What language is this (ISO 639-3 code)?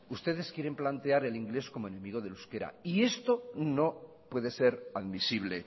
spa